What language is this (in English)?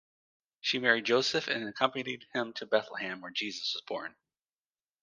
English